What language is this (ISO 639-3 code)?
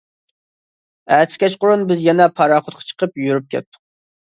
uig